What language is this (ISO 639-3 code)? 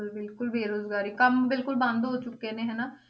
pan